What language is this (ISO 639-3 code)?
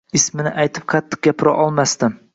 uzb